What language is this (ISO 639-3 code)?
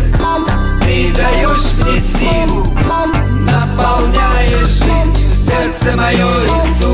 rus